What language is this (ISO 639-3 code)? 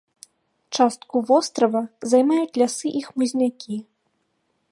bel